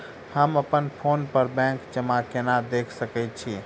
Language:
Maithili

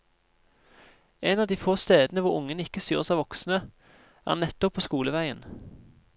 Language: Norwegian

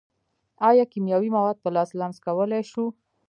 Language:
Pashto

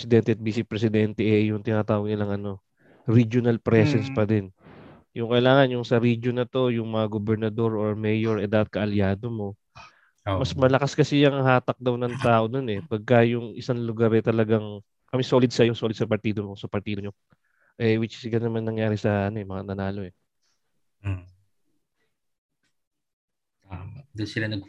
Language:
Filipino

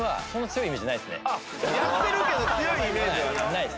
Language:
Japanese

